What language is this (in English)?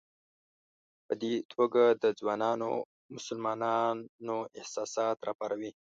Pashto